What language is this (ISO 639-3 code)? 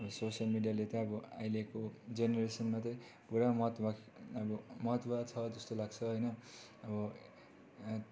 nep